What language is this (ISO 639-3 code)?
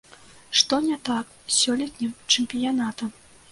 bel